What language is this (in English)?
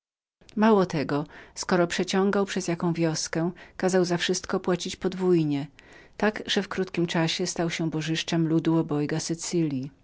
Polish